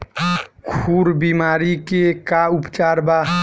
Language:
Bhojpuri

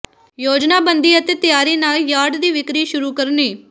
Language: Punjabi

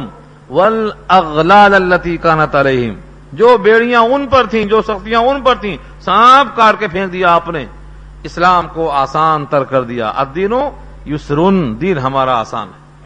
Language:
Urdu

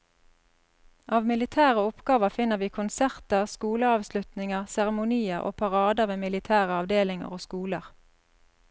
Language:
Norwegian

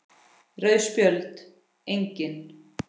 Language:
Icelandic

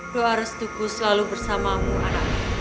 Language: Indonesian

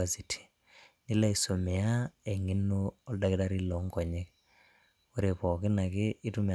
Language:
Masai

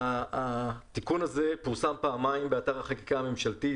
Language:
Hebrew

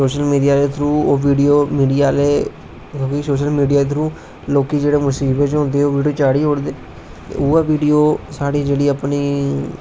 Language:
Dogri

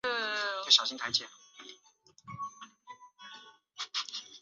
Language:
Chinese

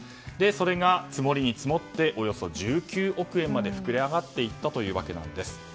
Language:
Japanese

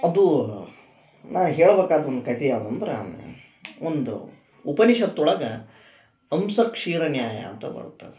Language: Kannada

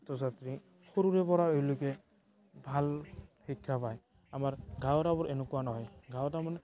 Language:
Assamese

